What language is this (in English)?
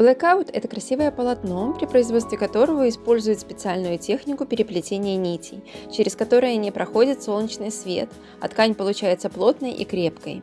Russian